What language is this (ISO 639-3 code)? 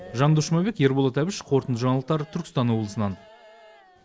kaz